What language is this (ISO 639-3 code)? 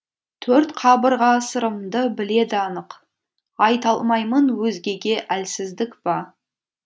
kaz